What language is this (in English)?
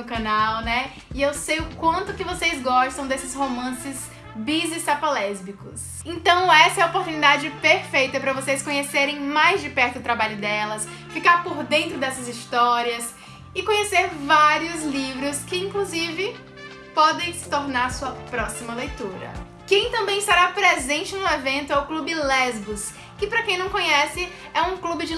Portuguese